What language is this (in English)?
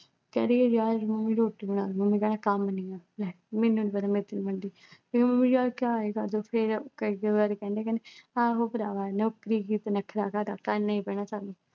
Punjabi